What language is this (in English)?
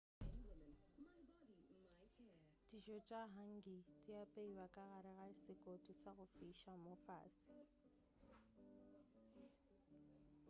Northern Sotho